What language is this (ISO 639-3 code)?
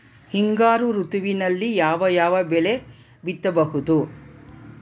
kan